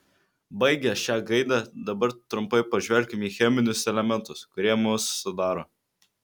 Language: Lithuanian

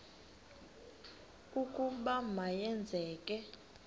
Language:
Xhosa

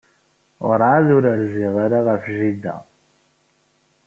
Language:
Kabyle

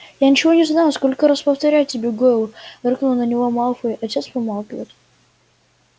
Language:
Russian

